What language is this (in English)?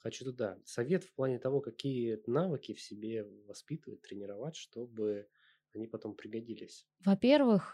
Russian